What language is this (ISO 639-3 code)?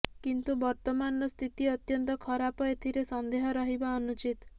ori